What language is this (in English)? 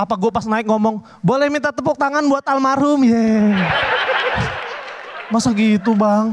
Indonesian